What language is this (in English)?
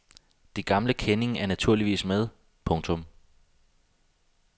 Danish